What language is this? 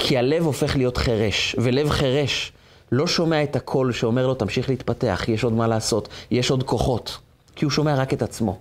Hebrew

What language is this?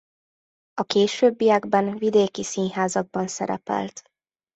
Hungarian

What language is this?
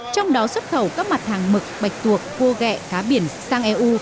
Vietnamese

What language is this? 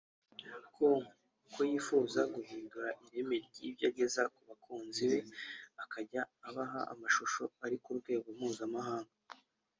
Kinyarwanda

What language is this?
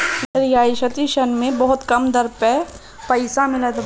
Bhojpuri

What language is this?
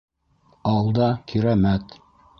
Bashkir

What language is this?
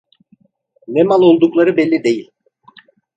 Turkish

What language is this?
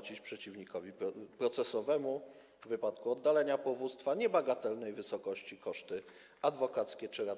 Polish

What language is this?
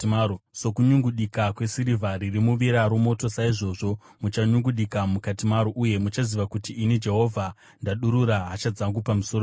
Shona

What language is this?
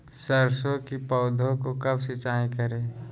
Magahi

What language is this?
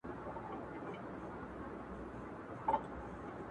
Pashto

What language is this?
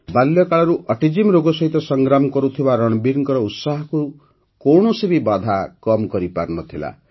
Odia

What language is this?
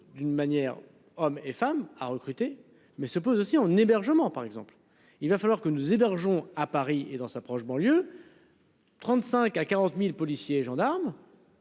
French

